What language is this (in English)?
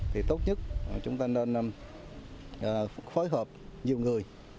Vietnamese